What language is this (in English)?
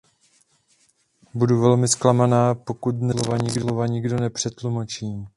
Czech